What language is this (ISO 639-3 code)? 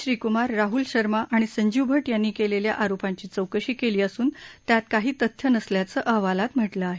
mar